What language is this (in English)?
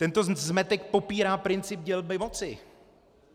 Czech